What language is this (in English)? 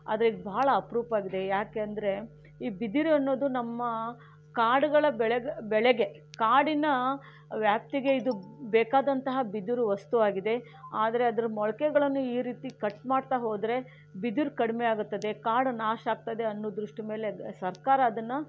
Kannada